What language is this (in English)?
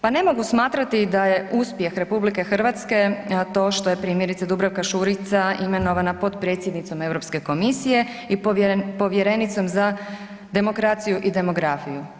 Croatian